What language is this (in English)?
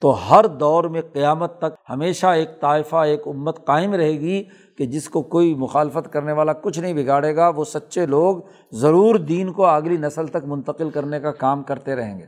Urdu